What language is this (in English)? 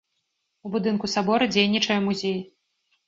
Belarusian